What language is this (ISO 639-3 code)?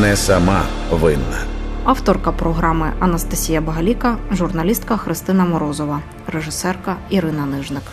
ukr